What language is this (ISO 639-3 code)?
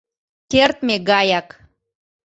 chm